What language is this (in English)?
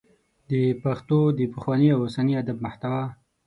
Pashto